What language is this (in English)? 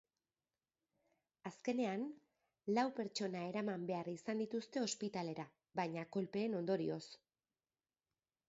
Basque